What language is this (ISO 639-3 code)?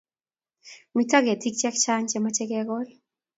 kln